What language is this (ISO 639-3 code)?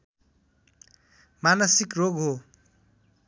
nep